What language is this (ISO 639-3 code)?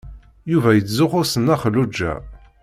kab